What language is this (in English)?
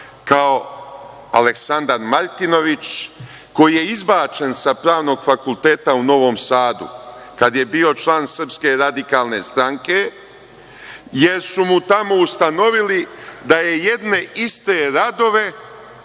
Serbian